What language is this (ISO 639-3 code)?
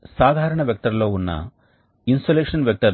tel